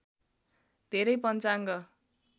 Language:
Nepali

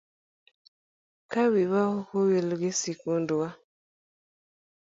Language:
Luo (Kenya and Tanzania)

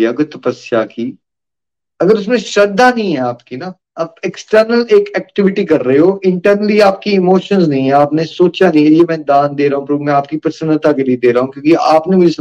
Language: Hindi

